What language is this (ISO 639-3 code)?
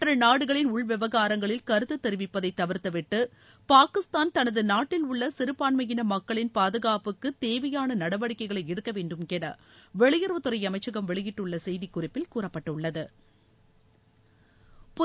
tam